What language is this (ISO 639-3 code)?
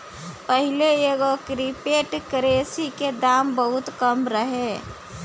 bho